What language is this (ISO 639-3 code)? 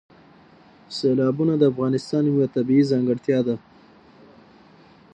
pus